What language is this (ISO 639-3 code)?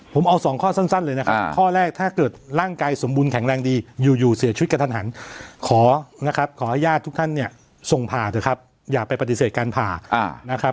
tha